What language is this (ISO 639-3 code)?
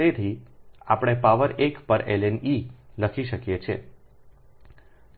guj